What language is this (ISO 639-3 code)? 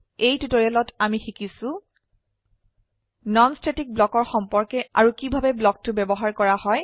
asm